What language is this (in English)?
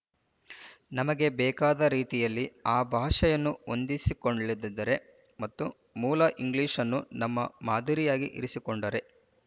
Kannada